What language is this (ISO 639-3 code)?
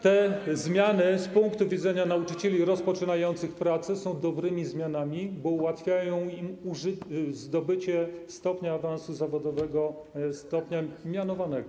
pol